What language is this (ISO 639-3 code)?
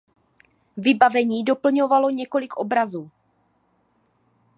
ces